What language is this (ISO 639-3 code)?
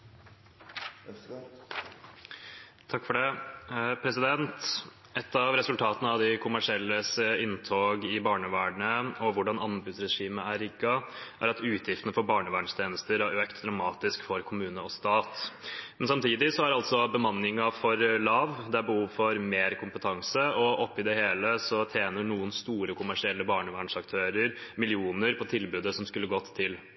nob